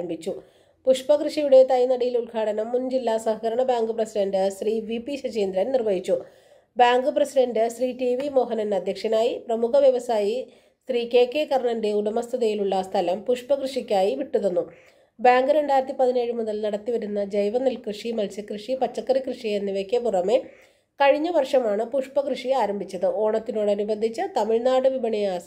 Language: Malayalam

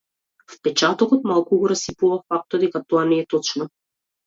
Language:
Macedonian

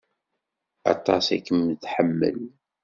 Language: Kabyle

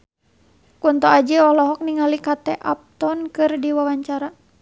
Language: Sundanese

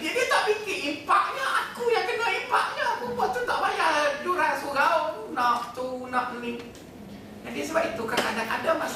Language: Malay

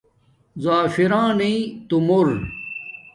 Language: Domaaki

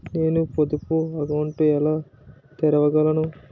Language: Telugu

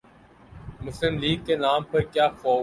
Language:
Urdu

